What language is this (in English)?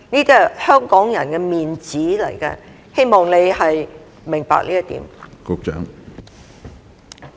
Cantonese